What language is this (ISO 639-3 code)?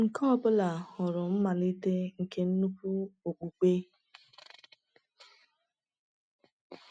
ibo